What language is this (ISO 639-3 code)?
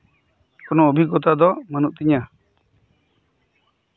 sat